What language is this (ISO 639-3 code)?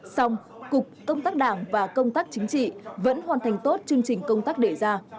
vie